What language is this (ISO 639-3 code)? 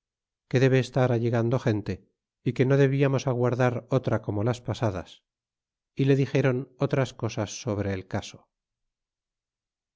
spa